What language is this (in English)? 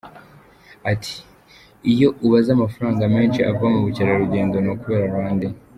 Kinyarwanda